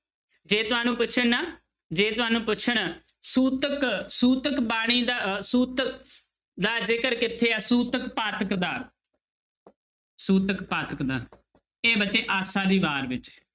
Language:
Punjabi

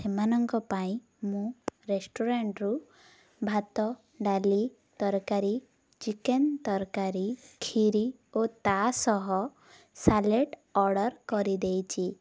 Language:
Odia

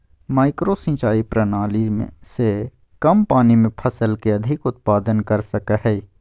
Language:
Magahi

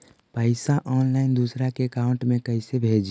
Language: Magahi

